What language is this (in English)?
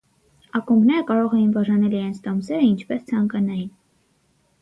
Armenian